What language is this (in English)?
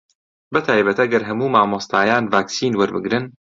Central Kurdish